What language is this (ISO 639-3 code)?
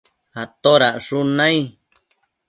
mcf